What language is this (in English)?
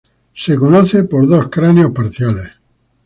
Spanish